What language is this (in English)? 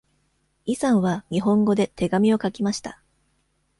Japanese